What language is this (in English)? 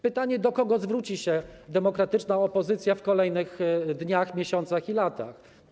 Polish